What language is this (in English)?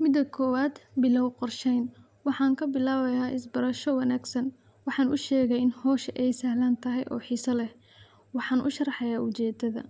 Somali